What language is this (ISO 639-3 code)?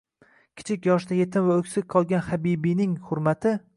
uzb